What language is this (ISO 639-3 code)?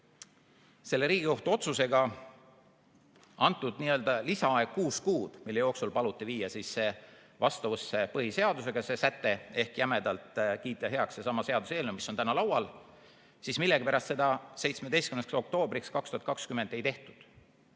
est